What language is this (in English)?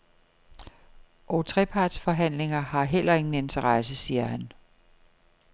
Danish